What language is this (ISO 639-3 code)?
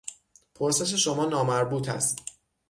fas